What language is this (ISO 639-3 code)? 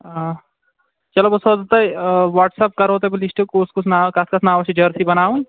kas